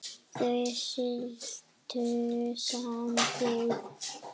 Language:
Icelandic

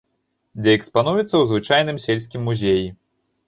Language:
Belarusian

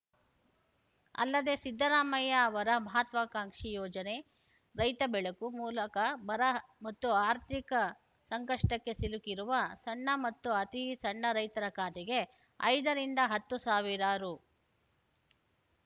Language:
Kannada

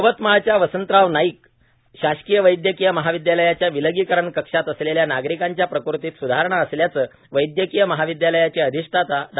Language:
Marathi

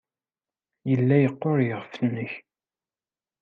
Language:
Kabyle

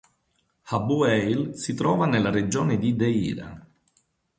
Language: Italian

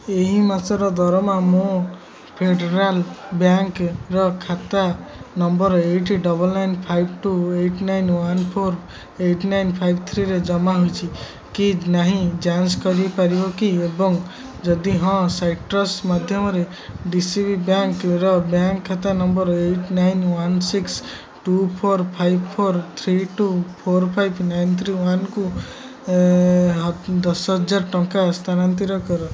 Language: Odia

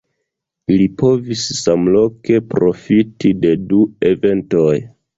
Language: Esperanto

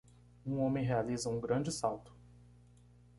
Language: Portuguese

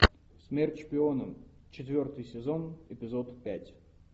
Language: Russian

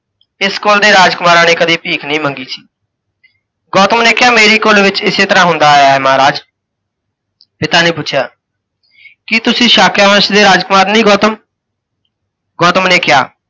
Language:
Punjabi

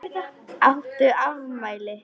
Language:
Icelandic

